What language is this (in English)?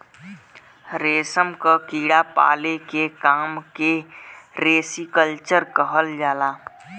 Bhojpuri